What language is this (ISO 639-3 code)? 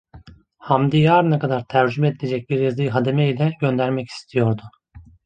tur